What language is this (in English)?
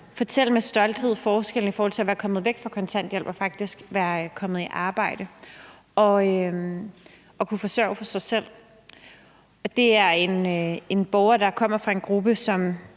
Danish